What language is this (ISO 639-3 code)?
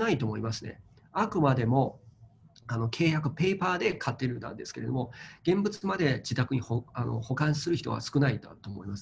jpn